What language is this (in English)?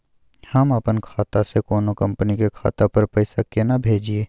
Maithili